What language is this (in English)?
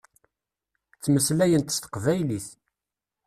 Kabyle